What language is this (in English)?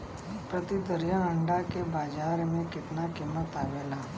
Bhojpuri